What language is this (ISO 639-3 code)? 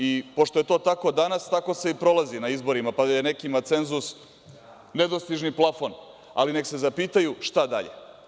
srp